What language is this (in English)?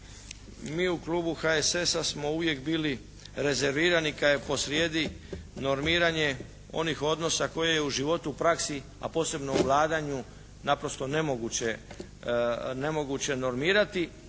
Croatian